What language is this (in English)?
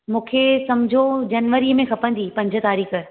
Sindhi